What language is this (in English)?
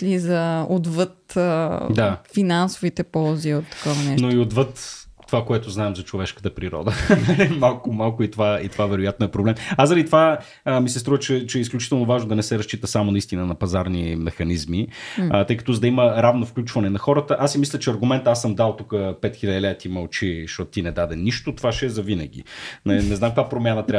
Bulgarian